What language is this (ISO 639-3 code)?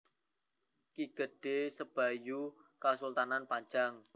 jav